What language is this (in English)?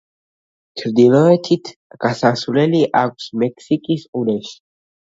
Georgian